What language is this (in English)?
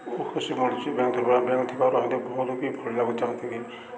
Odia